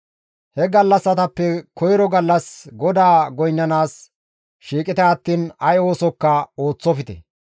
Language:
Gamo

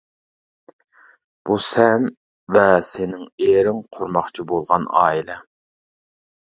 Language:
Uyghur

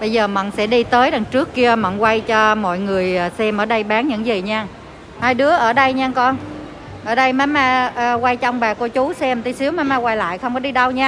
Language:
Vietnamese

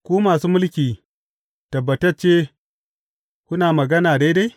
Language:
Hausa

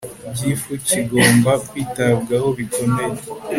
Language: Kinyarwanda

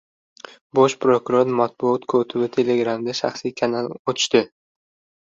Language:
Uzbek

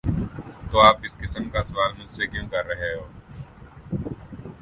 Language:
Urdu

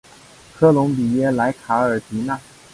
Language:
Chinese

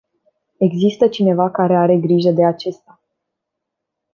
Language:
Romanian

